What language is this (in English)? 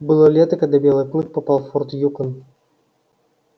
Russian